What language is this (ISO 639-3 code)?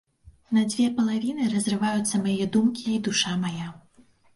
bel